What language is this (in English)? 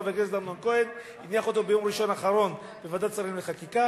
Hebrew